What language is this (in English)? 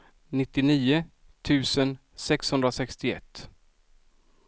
Swedish